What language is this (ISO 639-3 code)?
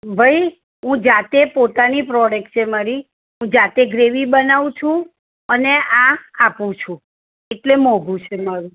guj